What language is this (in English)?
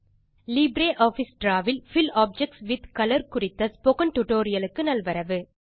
Tamil